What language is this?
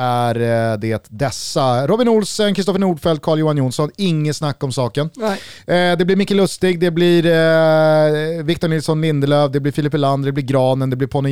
Swedish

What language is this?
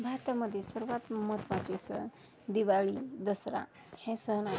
Marathi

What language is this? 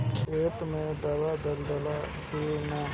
Bhojpuri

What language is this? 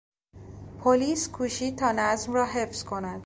Persian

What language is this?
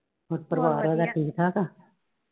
Punjabi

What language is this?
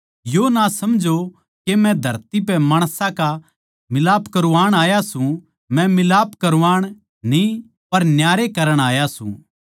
Haryanvi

